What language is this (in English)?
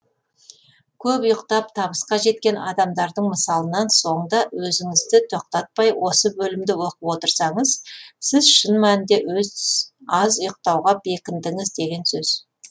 Kazakh